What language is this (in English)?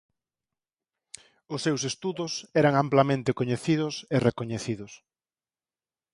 Galician